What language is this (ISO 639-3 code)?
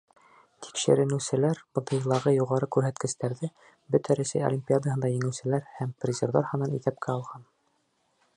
bak